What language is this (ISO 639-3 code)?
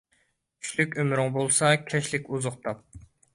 uig